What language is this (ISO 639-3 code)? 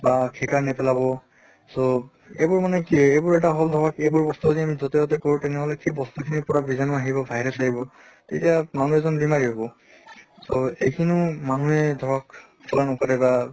asm